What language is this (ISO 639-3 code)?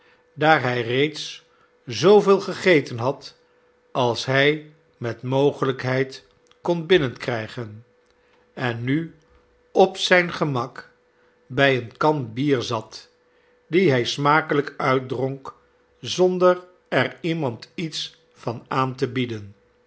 nld